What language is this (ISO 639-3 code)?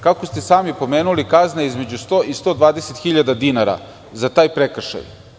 srp